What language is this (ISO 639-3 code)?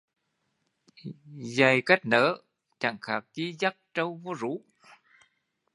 vie